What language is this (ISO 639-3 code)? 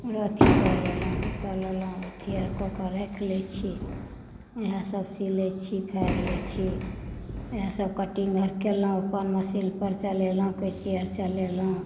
mai